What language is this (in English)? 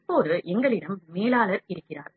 Tamil